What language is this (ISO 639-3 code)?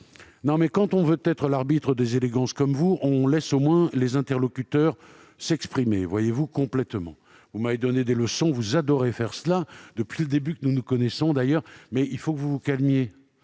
fra